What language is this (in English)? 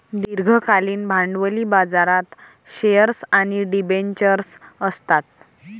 Marathi